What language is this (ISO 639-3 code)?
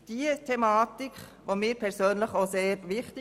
gsw